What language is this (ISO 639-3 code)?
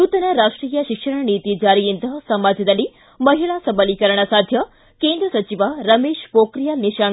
kan